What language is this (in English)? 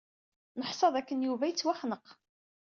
Kabyle